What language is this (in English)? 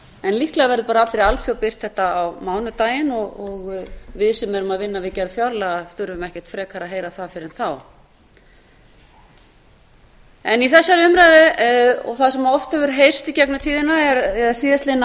Icelandic